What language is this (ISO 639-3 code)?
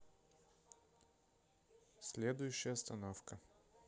rus